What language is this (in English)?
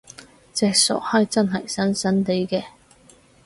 Cantonese